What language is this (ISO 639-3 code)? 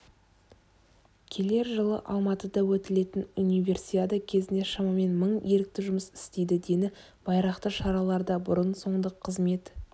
kaz